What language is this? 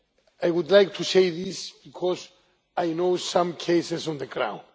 English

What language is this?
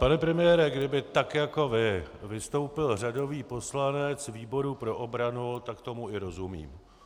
Czech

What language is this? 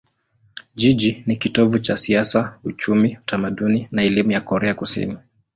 Swahili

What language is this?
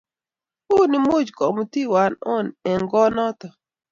Kalenjin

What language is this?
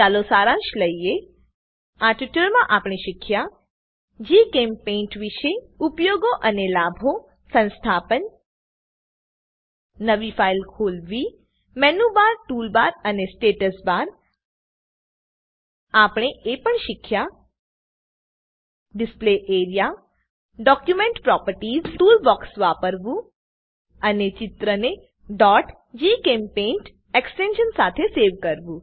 Gujarati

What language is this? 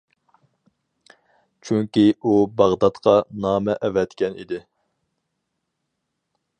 Uyghur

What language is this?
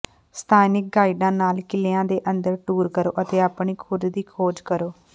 Punjabi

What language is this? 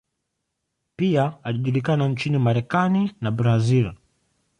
Swahili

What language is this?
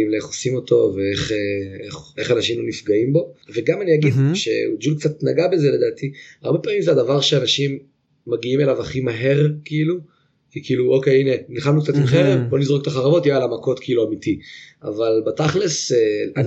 Hebrew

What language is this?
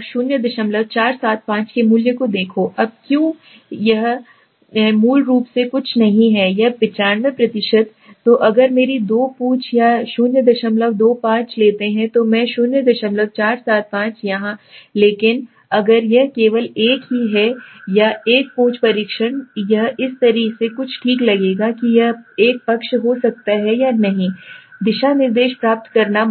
Hindi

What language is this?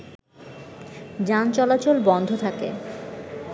Bangla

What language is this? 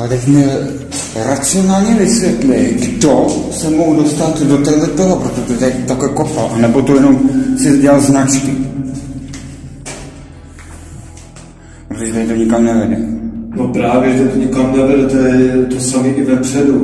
Czech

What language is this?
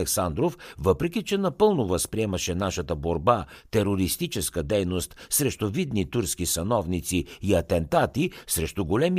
Bulgarian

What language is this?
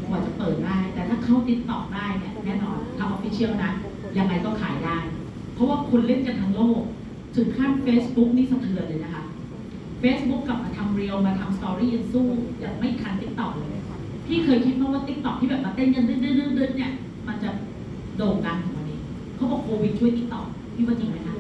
Thai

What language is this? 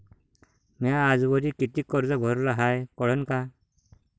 Marathi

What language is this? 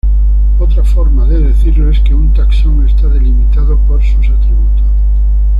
Spanish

